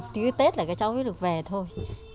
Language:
Vietnamese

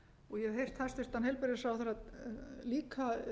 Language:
Icelandic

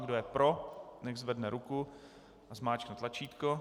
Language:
Czech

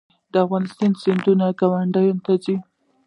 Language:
Pashto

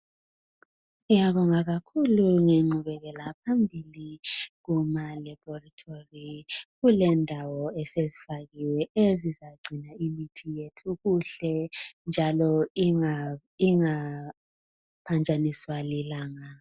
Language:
North Ndebele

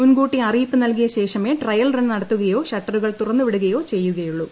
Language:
Malayalam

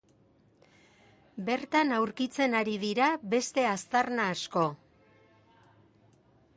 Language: Basque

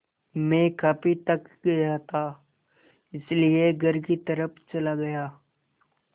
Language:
Hindi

